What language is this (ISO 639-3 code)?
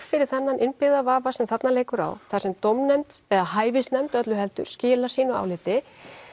isl